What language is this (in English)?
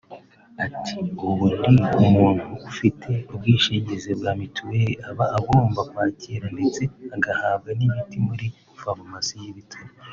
Kinyarwanda